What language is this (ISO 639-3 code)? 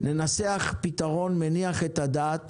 heb